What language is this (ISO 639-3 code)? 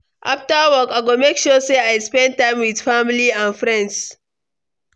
pcm